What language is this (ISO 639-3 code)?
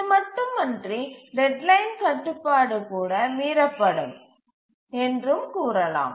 tam